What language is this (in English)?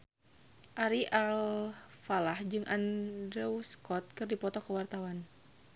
Sundanese